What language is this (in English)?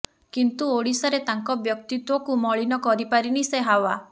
Odia